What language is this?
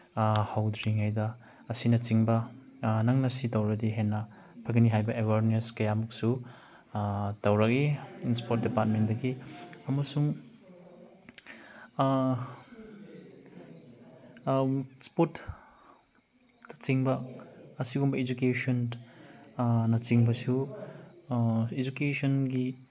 Manipuri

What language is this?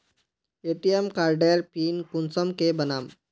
Magahi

